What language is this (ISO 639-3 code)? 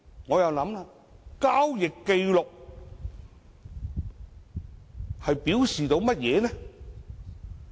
yue